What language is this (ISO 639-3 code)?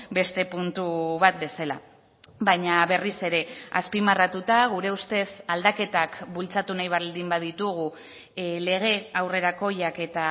eus